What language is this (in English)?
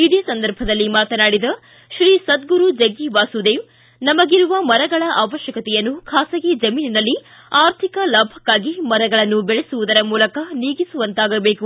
Kannada